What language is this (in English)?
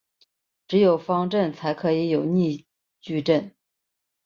Chinese